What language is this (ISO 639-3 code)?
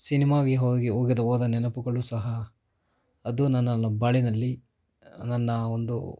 kan